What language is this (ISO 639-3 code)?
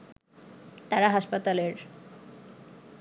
ben